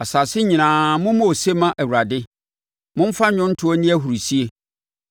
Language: Akan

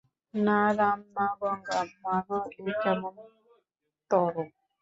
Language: Bangla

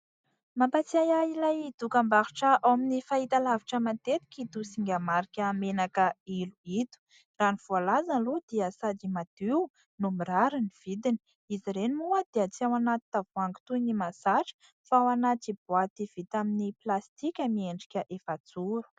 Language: Malagasy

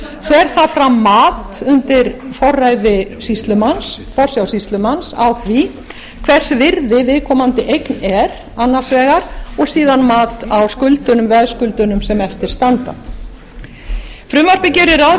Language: Icelandic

